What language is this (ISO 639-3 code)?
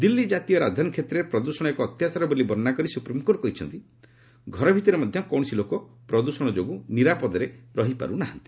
ori